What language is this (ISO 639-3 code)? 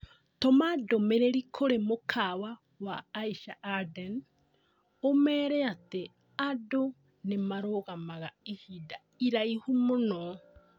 kik